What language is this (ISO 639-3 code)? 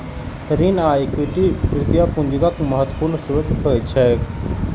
mai